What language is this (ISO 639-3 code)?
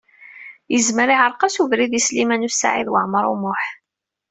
kab